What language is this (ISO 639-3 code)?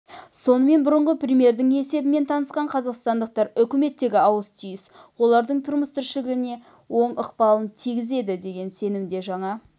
kaz